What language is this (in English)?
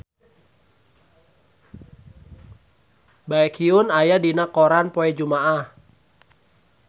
Sundanese